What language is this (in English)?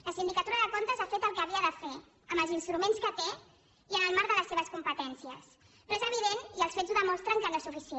Catalan